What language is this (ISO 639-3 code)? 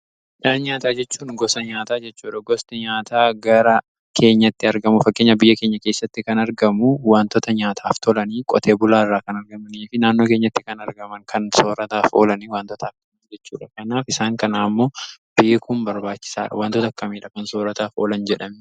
orm